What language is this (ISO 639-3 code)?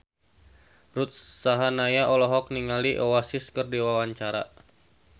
sun